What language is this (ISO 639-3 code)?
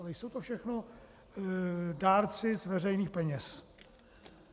ces